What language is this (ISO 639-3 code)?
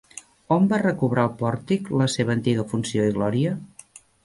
cat